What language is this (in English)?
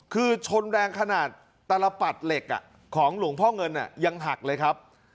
Thai